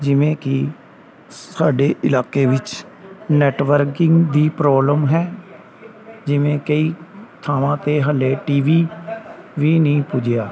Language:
Punjabi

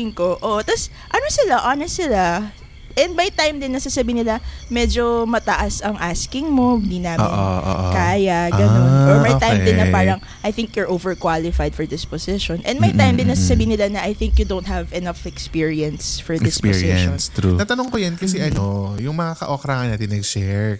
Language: Filipino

